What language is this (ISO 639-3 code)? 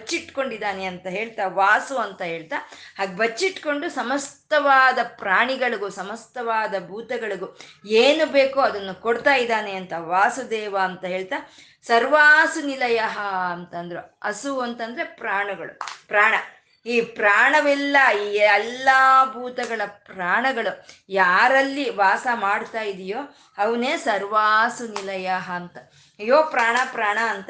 kan